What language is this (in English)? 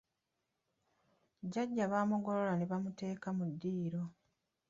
Ganda